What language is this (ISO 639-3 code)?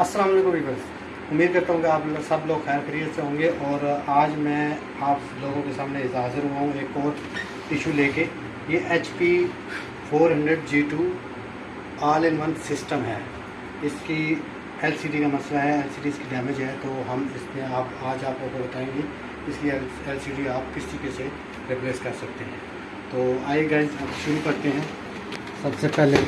hin